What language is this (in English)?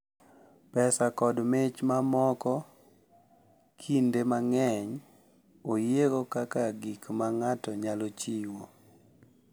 Luo (Kenya and Tanzania)